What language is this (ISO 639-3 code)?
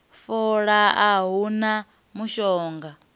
ven